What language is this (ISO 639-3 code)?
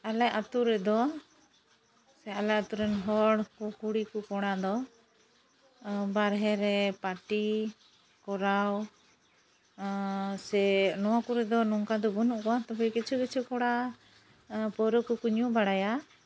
sat